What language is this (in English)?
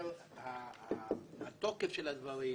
Hebrew